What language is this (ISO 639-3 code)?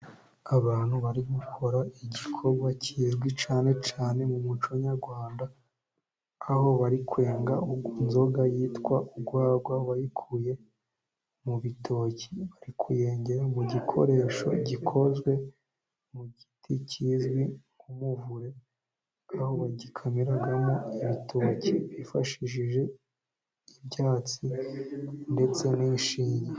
kin